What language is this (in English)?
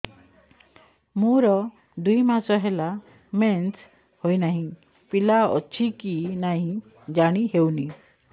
Odia